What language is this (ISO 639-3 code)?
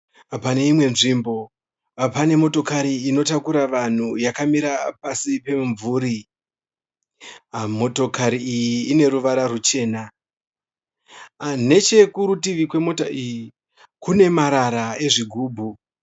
sna